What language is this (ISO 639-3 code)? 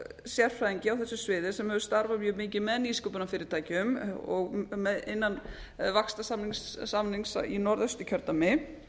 isl